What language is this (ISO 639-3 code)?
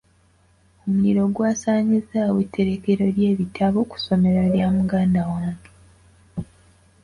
lug